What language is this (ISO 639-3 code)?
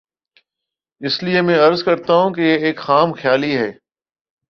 urd